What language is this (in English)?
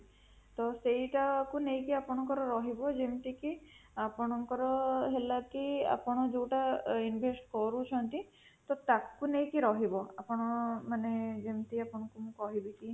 Odia